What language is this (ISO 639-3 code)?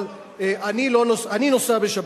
heb